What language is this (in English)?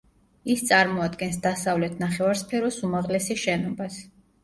Georgian